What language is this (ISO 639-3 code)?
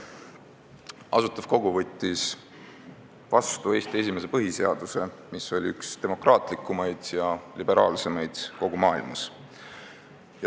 est